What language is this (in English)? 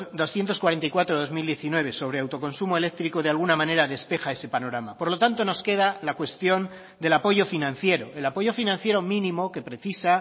Spanish